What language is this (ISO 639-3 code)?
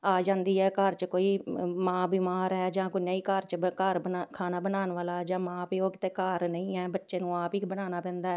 pan